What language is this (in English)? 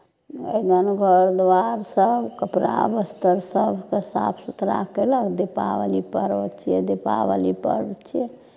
Maithili